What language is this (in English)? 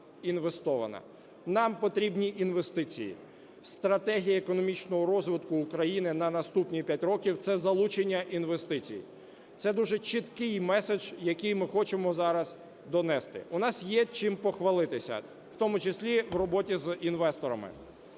Ukrainian